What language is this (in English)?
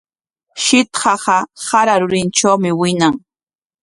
Corongo Ancash Quechua